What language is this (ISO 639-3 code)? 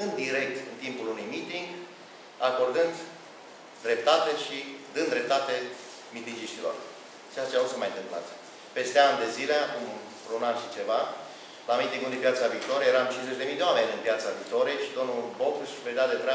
ron